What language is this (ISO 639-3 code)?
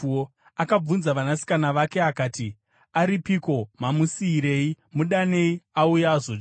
sna